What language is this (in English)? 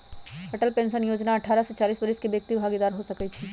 Magahi